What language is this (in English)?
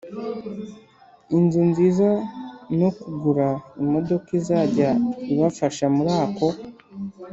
Kinyarwanda